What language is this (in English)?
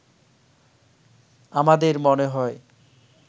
Bangla